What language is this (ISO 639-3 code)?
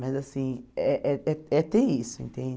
por